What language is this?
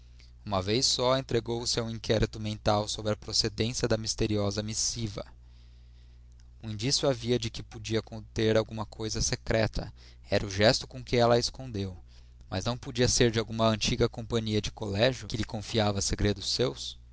Portuguese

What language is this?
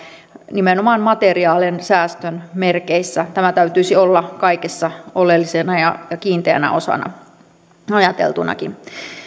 Finnish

